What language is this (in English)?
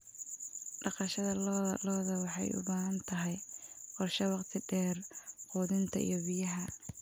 Somali